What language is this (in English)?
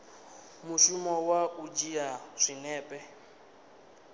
Venda